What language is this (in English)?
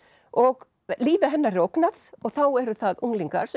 Icelandic